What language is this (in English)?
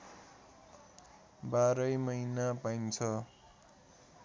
Nepali